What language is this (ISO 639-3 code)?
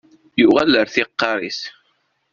kab